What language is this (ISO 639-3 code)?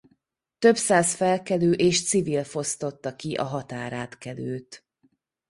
hun